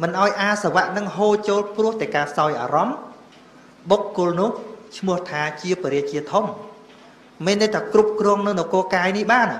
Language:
Vietnamese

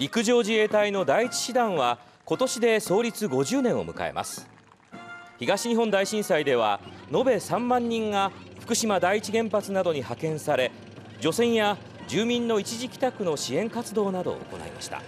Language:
Japanese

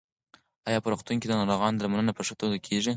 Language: Pashto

